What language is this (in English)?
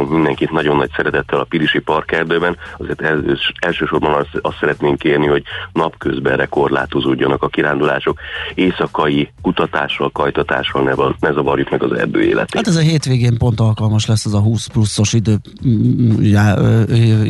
Hungarian